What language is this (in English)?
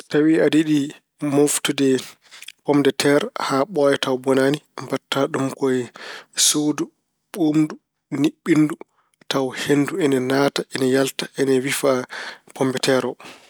Fula